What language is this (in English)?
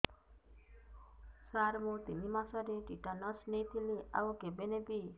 Odia